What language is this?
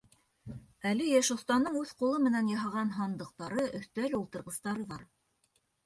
Bashkir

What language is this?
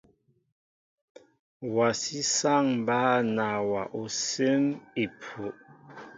Mbo (Cameroon)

